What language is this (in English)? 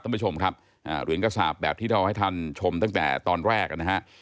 Thai